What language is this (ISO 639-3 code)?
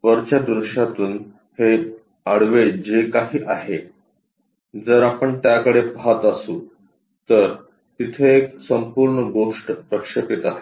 mar